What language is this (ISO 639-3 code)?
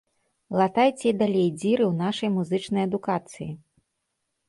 bel